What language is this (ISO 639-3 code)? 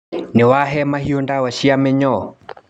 kik